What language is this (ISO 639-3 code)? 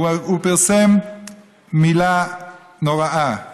heb